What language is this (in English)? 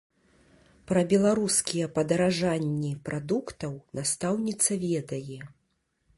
Belarusian